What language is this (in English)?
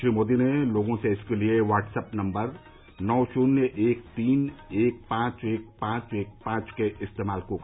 Hindi